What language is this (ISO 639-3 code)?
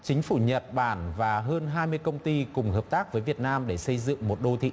vie